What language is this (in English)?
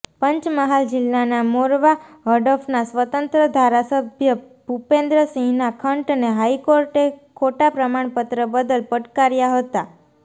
Gujarati